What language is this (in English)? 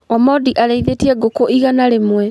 Kikuyu